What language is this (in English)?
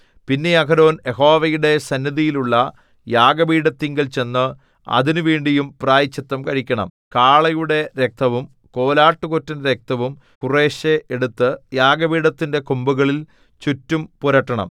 Malayalam